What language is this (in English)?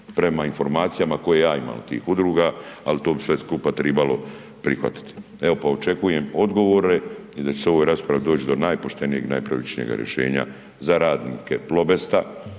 Croatian